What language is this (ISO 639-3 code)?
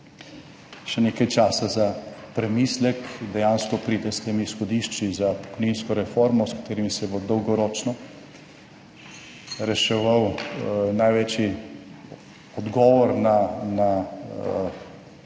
slv